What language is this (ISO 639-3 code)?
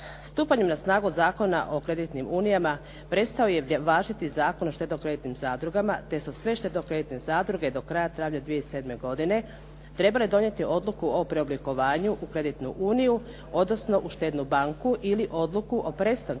hrv